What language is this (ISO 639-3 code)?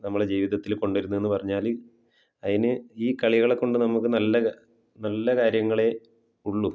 mal